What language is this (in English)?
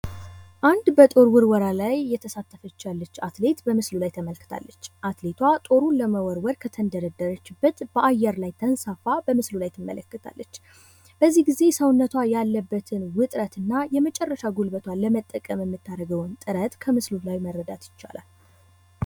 Amharic